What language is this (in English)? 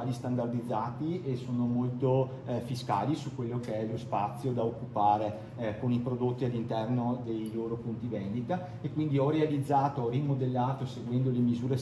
Italian